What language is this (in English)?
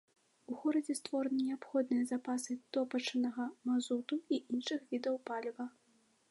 Belarusian